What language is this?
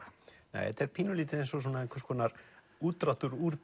Icelandic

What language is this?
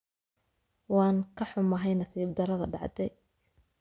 Somali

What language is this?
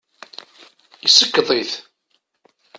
Kabyle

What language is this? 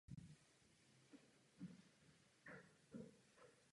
Czech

